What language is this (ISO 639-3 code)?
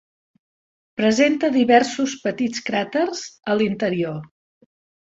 cat